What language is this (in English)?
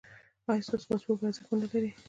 Pashto